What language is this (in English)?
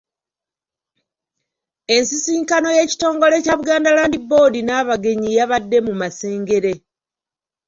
Ganda